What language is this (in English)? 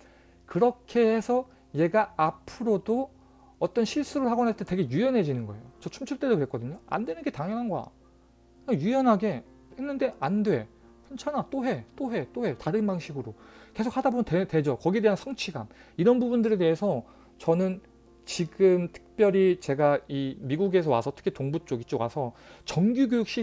Korean